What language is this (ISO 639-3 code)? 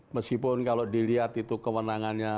ind